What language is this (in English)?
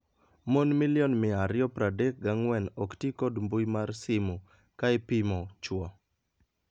Luo (Kenya and Tanzania)